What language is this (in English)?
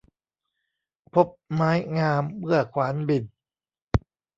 Thai